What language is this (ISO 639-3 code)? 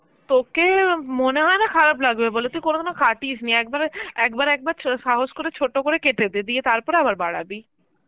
ben